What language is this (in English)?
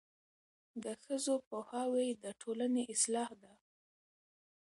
Pashto